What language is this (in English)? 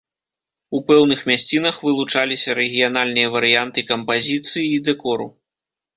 Belarusian